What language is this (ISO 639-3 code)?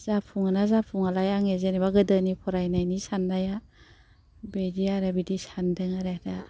brx